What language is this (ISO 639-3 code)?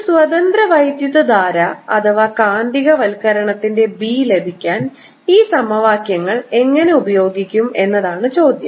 mal